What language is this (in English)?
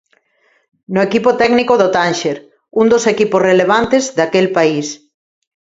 Galician